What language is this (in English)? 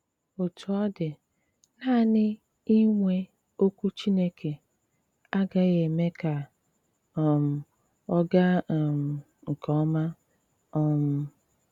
Igbo